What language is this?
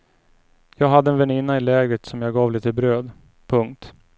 Swedish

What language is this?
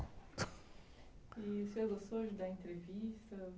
Portuguese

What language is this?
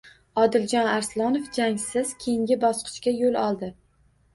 Uzbek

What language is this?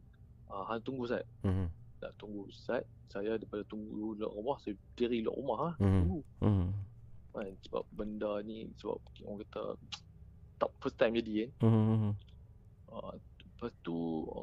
Malay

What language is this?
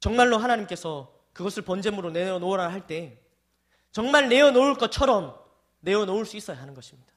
Korean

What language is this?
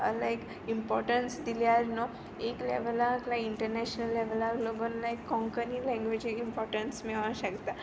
Konkani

